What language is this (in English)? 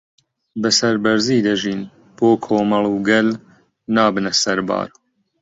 Central Kurdish